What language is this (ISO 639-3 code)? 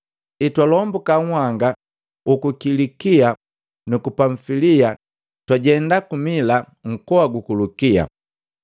mgv